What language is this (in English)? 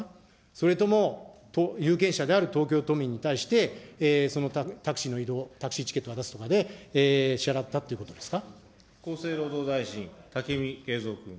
Japanese